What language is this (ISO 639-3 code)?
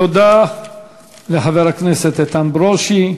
heb